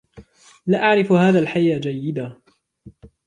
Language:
Arabic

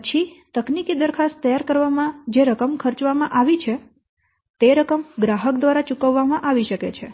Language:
Gujarati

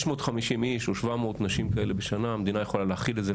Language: Hebrew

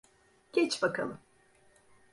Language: Turkish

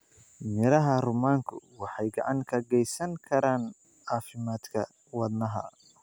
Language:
Somali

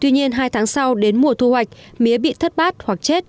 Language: Vietnamese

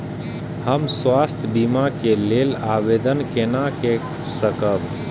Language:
Maithili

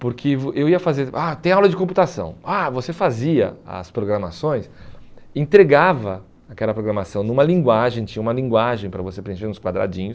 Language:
Portuguese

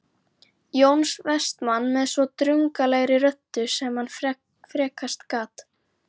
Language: Icelandic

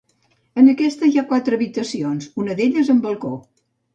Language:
Catalan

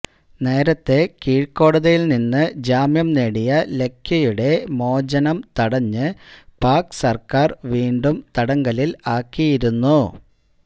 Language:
Malayalam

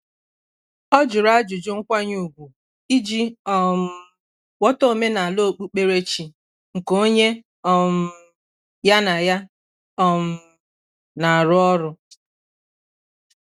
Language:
Igbo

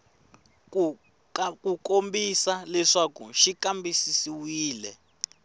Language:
Tsonga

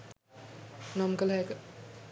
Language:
Sinhala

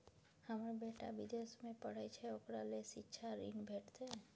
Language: Maithili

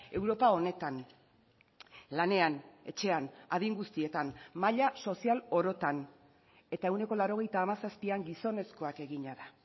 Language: Basque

